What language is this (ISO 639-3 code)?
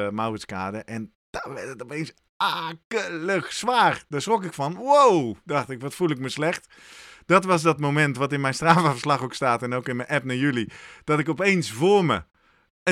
nld